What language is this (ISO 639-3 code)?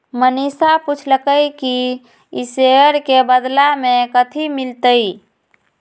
mag